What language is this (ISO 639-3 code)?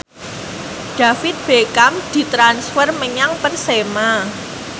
jav